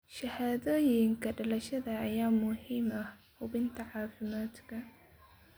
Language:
Somali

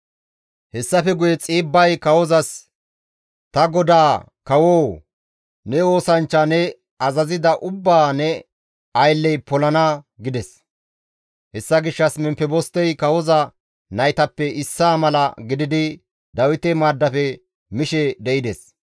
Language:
Gamo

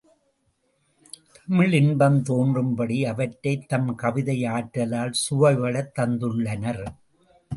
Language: Tamil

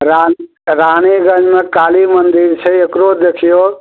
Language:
Maithili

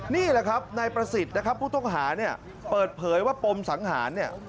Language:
Thai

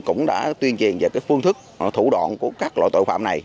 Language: Vietnamese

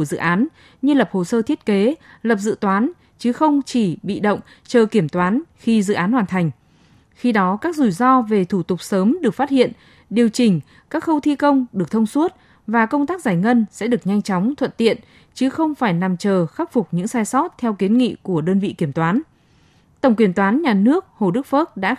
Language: Vietnamese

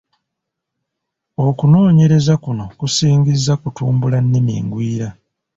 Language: Ganda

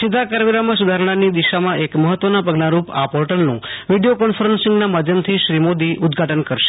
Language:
Gujarati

